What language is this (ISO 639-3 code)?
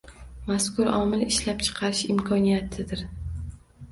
uzb